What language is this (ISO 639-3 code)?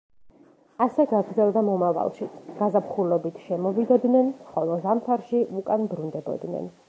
kat